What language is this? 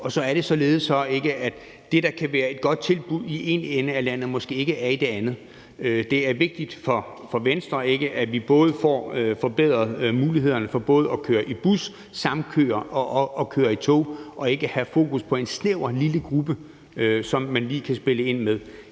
Danish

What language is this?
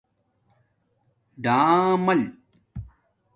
Domaaki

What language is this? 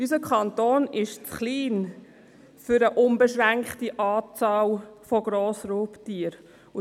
Swiss German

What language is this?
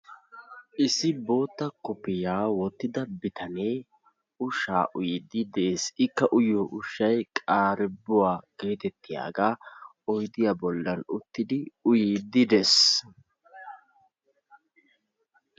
Wolaytta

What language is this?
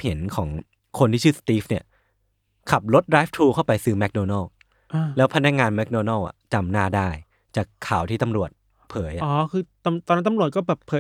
Thai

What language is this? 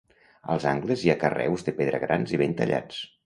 Catalan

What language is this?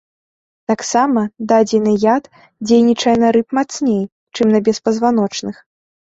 Belarusian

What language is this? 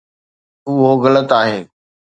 Sindhi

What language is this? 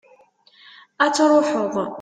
Kabyle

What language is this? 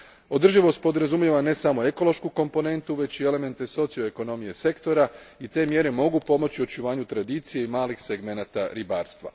Croatian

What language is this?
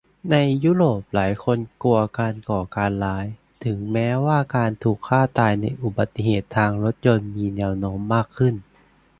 Thai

